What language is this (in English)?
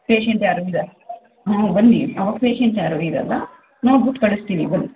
Kannada